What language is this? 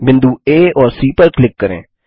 Hindi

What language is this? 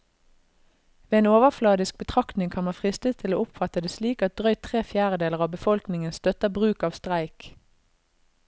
Norwegian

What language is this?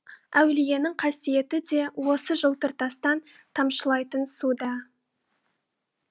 Kazakh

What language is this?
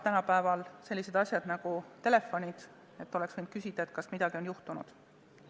Estonian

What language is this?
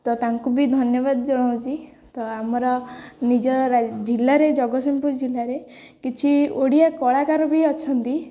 Odia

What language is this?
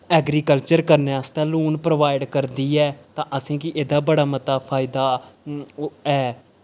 Dogri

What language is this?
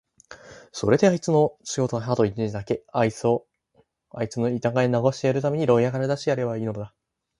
Japanese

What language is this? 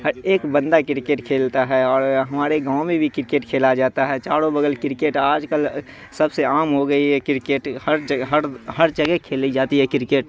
Urdu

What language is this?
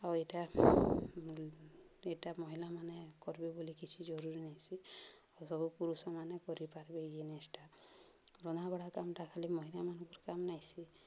Odia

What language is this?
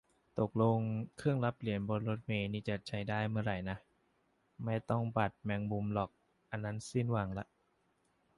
Thai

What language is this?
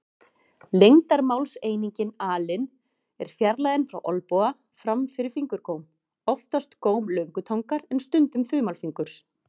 Icelandic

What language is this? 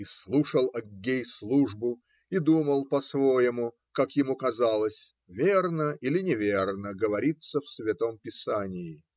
Russian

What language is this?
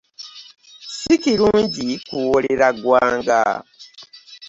Ganda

